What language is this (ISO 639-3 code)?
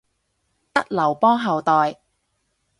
yue